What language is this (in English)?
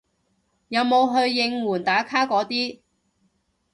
Cantonese